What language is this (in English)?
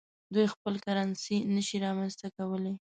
Pashto